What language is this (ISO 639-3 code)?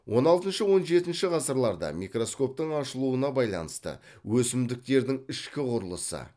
kaz